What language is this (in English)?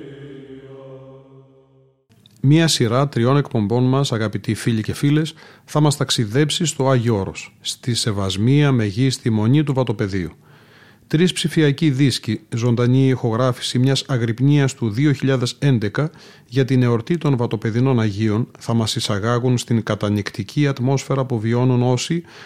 Greek